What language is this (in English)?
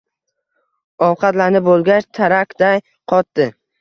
Uzbek